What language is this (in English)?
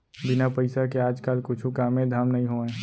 Chhattisgarhi